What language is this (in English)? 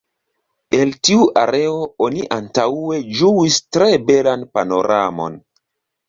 Esperanto